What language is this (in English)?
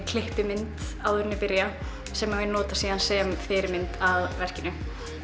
Icelandic